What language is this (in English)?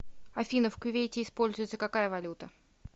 Russian